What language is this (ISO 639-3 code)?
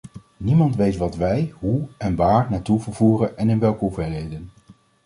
nld